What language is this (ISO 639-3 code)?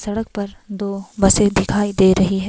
hin